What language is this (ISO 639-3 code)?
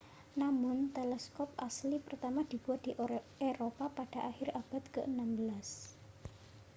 ind